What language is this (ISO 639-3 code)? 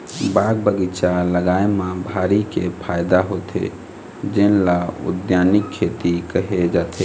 hne